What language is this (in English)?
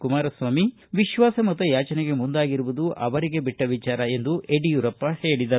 Kannada